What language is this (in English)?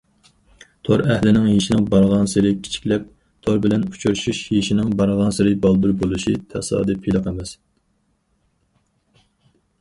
Uyghur